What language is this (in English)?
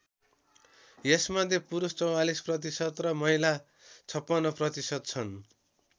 Nepali